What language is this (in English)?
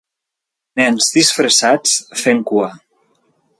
Catalan